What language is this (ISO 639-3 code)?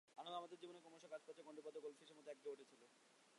ben